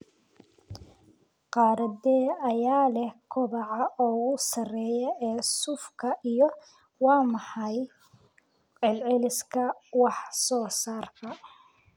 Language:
Somali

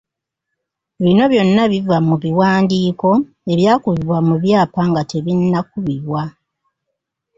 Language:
Ganda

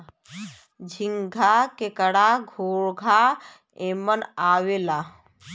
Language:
Bhojpuri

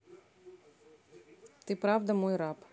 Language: Russian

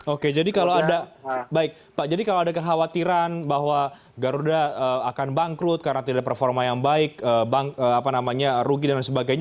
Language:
Indonesian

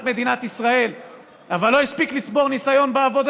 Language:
Hebrew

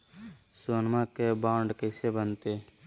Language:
Magahi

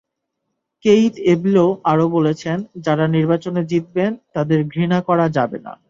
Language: Bangla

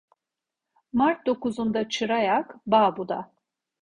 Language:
Turkish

